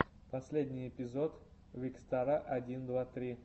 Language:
Russian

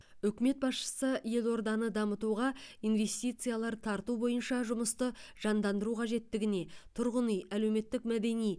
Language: Kazakh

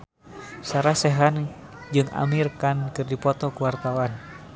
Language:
Sundanese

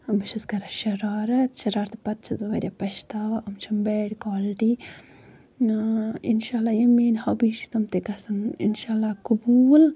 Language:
Kashmiri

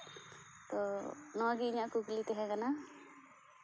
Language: Santali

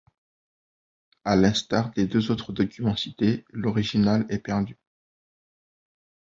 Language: French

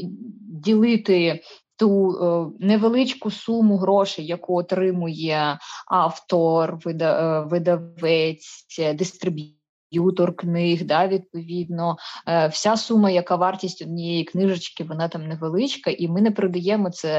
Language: Ukrainian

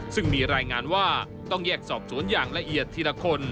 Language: Thai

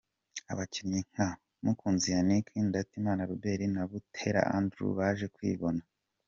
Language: Kinyarwanda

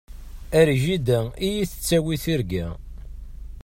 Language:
Kabyle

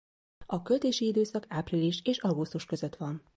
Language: Hungarian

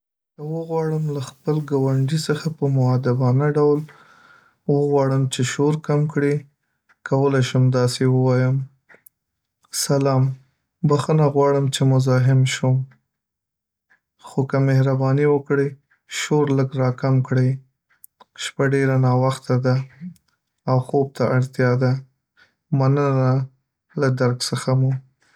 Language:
Pashto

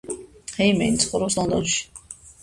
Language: Georgian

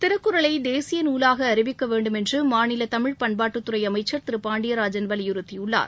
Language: Tamil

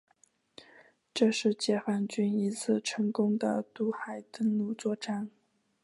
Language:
Chinese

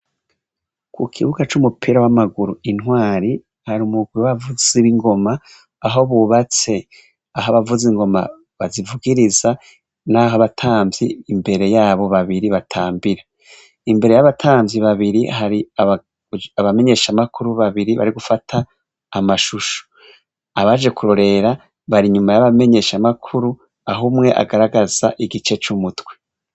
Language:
Rundi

